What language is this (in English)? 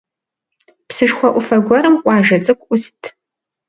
Kabardian